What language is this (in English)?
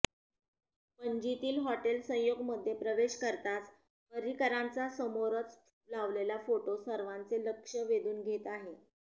Marathi